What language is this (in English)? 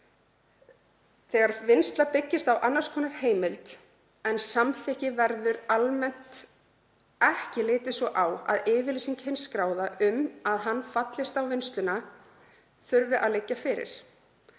Icelandic